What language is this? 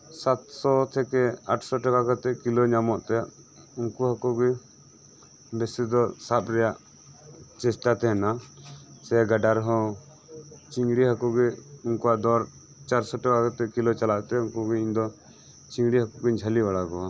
Santali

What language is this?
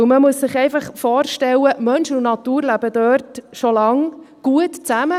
Swiss German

